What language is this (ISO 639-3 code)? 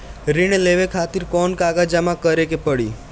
bho